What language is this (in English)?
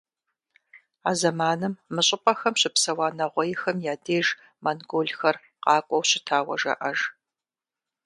Kabardian